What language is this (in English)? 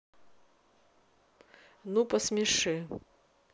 Russian